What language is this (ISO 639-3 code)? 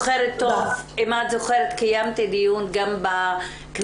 heb